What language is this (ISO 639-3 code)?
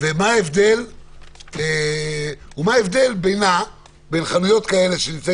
heb